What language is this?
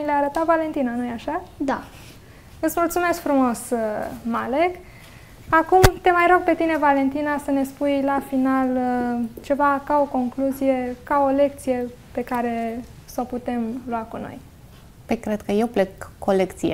Romanian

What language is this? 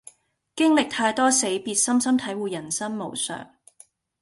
Cantonese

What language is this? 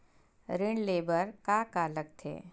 Chhattisgarhi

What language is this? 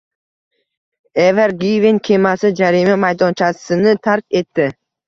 Uzbek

